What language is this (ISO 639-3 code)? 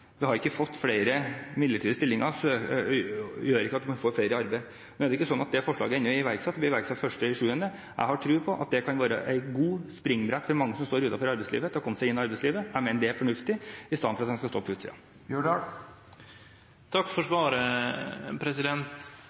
nor